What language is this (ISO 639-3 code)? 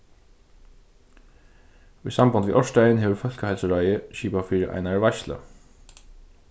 fao